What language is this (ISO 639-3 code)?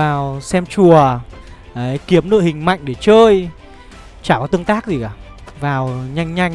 vie